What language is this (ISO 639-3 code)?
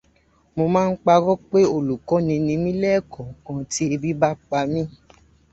yor